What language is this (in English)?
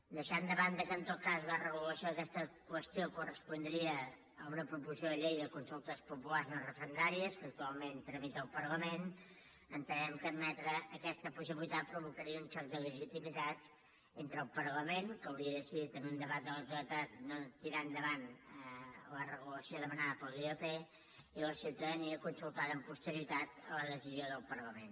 Catalan